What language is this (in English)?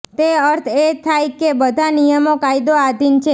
Gujarati